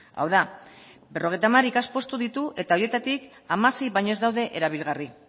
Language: Basque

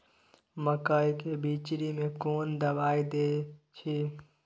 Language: Maithili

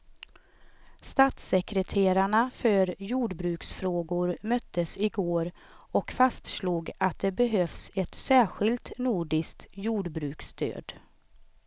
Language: Swedish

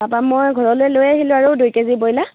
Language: Assamese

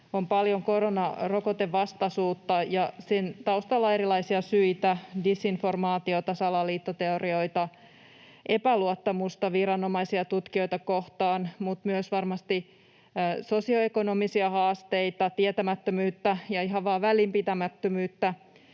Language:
Finnish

